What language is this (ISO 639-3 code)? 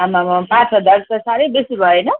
nep